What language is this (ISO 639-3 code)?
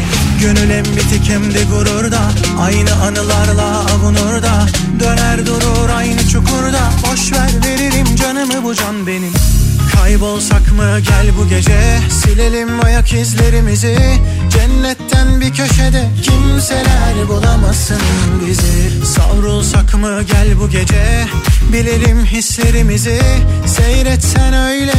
tur